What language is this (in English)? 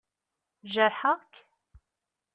Kabyle